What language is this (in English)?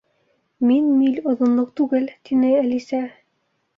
Bashkir